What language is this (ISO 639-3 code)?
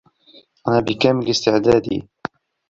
ara